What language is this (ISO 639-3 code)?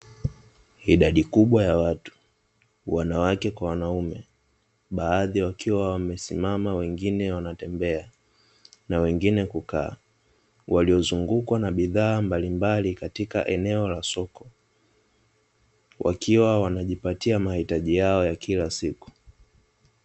swa